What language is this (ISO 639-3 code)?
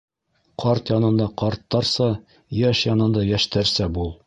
bak